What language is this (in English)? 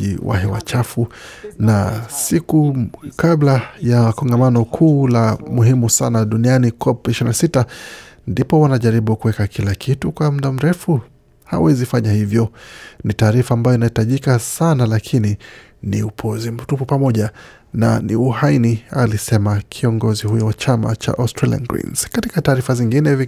Swahili